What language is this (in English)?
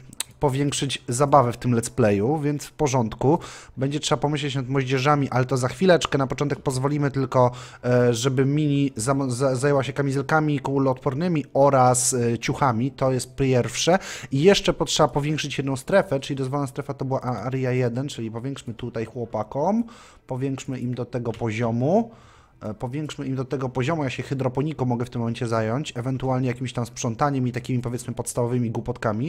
Polish